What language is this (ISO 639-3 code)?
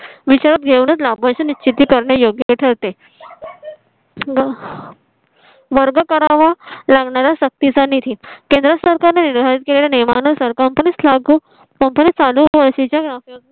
mar